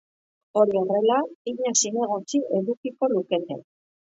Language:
Basque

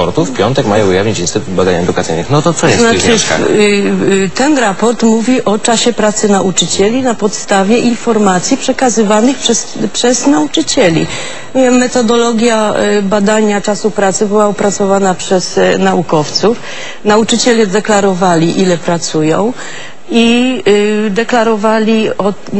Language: Polish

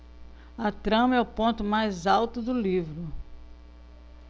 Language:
Portuguese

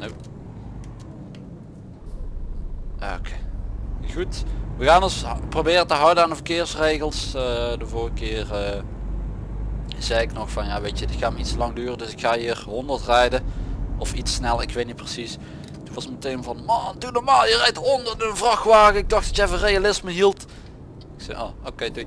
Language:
Dutch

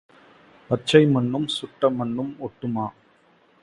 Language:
Tamil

